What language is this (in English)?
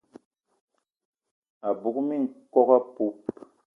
Eton (Cameroon)